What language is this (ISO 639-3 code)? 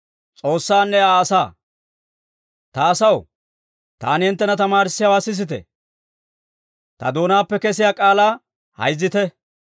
dwr